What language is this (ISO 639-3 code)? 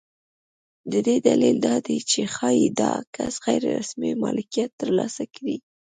pus